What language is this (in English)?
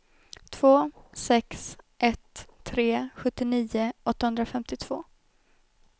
Swedish